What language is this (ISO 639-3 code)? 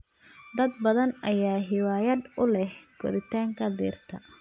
som